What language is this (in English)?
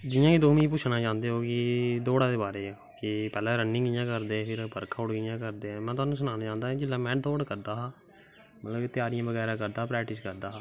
Dogri